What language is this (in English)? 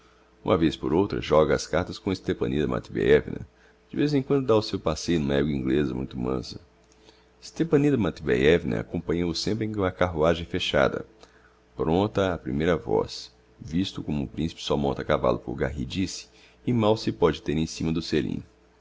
Portuguese